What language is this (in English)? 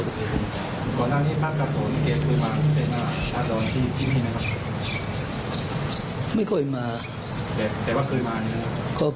Thai